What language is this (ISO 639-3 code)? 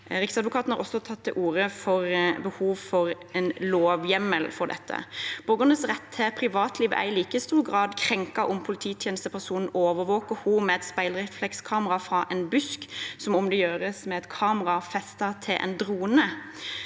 nor